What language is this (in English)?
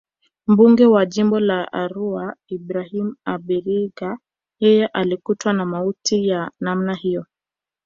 Swahili